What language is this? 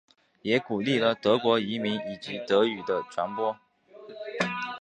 Chinese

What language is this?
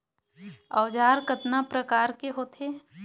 Chhattisgarhi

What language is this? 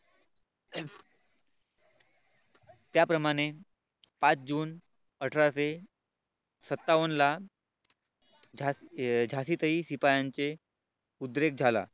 Marathi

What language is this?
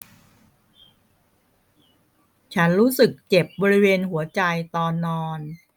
Thai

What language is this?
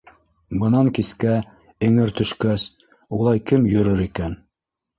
Bashkir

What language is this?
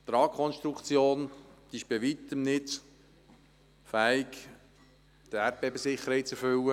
Swiss German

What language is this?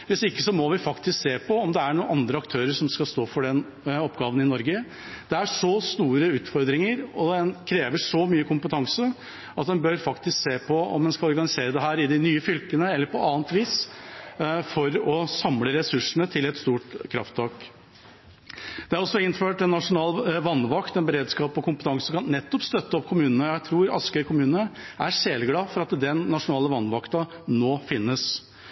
Norwegian Bokmål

